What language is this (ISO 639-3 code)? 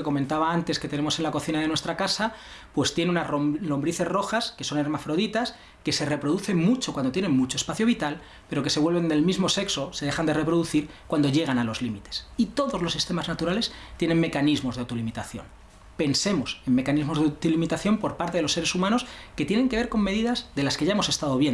spa